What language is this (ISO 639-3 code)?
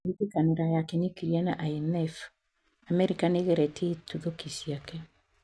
kik